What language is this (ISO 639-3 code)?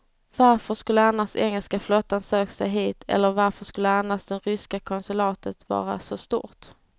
swe